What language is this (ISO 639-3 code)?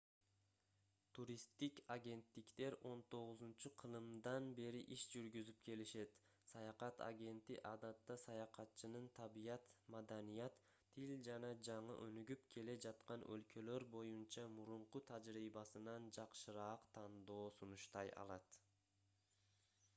kir